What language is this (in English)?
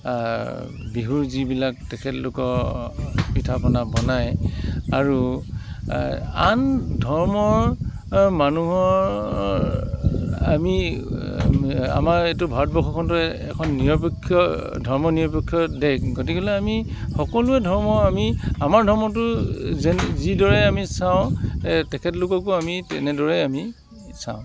Assamese